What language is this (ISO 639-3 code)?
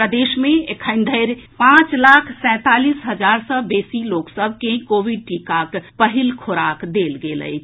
mai